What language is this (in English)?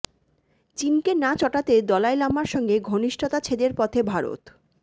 Bangla